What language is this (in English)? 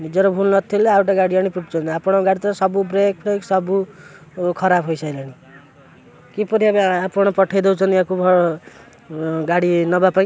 Odia